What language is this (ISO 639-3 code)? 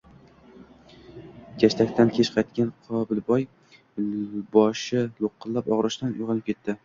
uzb